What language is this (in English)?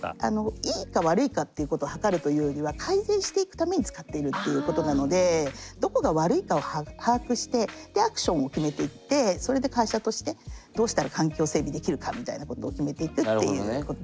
Japanese